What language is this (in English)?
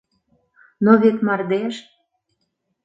Mari